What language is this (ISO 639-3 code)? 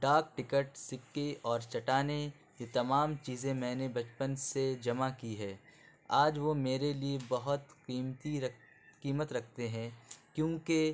urd